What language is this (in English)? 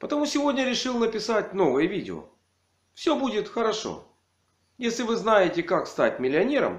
Russian